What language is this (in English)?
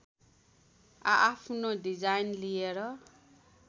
Nepali